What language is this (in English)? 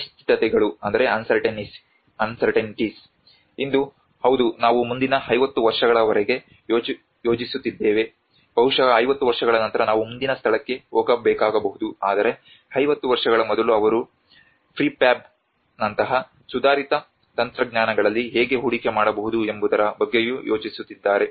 Kannada